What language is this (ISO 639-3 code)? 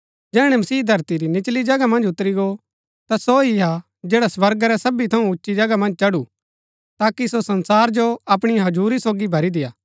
gbk